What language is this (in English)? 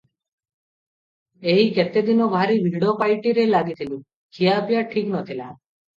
Odia